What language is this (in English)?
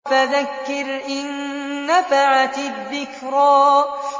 Arabic